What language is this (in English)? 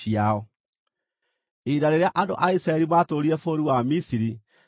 Kikuyu